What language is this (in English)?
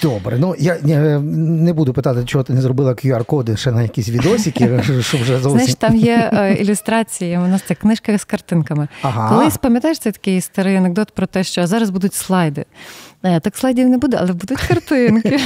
Ukrainian